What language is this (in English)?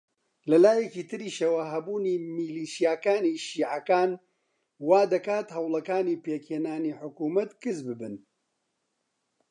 Central Kurdish